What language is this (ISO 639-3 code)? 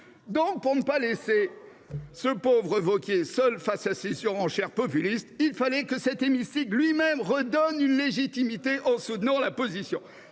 fra